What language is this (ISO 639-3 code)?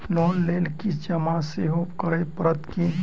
mai